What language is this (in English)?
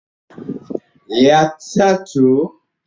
Swahili